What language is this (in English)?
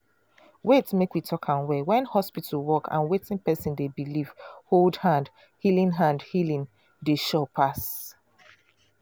Nigerian Pidgin